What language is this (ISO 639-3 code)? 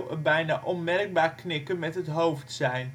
nld